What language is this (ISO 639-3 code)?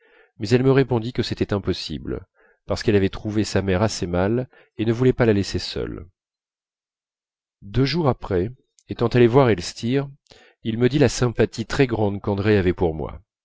fra